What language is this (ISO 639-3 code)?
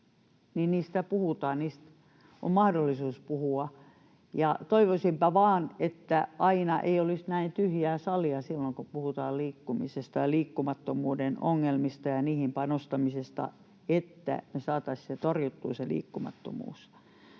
fin